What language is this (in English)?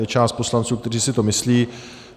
Czech